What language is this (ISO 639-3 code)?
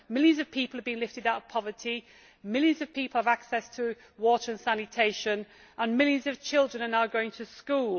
eng